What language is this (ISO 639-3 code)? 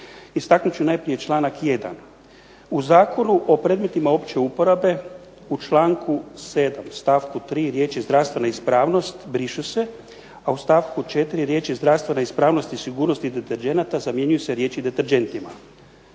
hrv